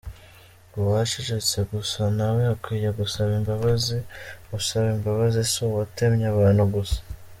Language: Kinyarwanda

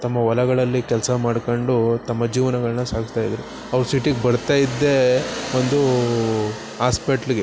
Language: Kannada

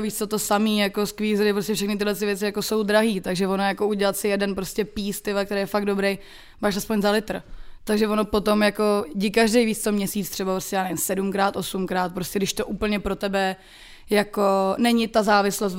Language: Czech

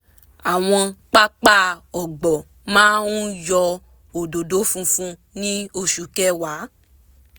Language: Yoruba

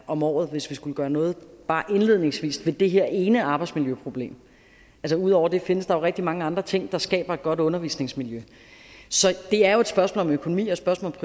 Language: Danish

